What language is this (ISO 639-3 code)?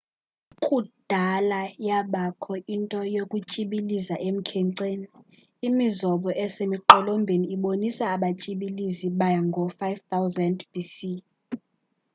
xho